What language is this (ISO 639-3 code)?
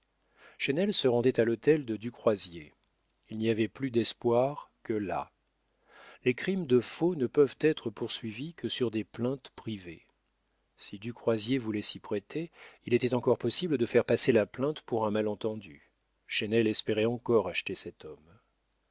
fra